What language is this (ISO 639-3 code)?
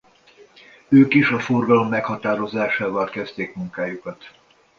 hun